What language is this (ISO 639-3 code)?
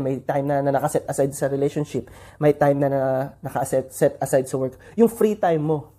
fil